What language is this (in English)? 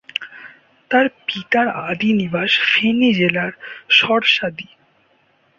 Bangla